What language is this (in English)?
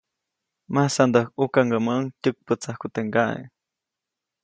Copainalá Zoque